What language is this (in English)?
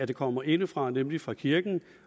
Danish